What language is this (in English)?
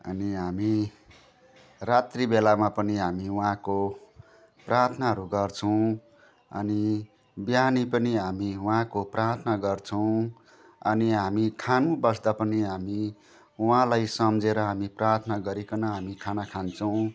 Nepali